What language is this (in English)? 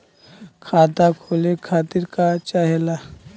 Bhojpuri